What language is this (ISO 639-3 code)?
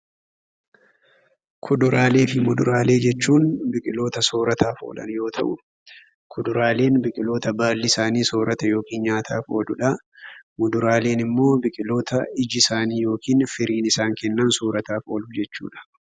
orm